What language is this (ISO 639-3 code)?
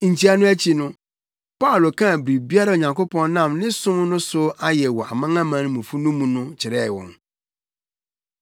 aka